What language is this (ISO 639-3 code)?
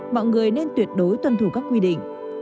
vie